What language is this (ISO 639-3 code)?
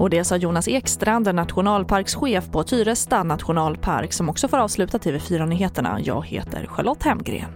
swe